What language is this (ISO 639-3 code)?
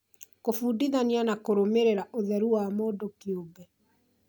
kik